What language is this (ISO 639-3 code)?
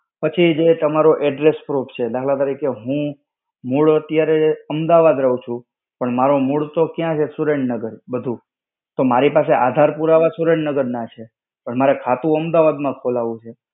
guj